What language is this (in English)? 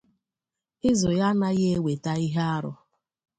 Igbo